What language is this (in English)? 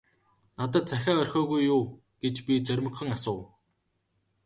Mongolian